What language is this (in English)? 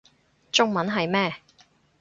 Cantonese